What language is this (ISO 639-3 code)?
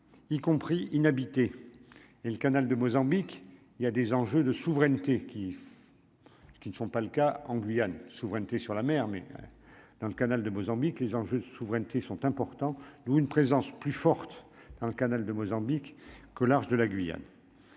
fra